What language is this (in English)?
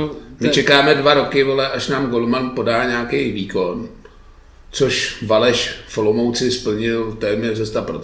Czech